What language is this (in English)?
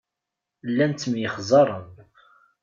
Kabyle